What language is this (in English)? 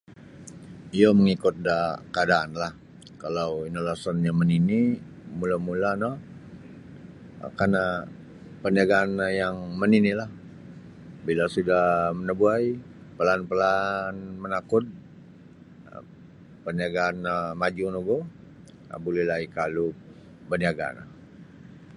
Sabah Bisaya